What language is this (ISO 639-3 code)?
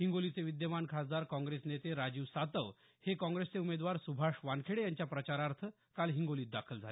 mar